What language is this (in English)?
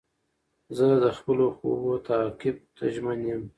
Pashto